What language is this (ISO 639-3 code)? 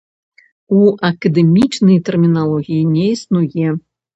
bel